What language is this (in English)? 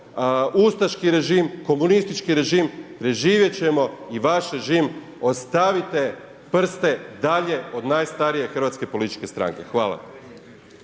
Croatian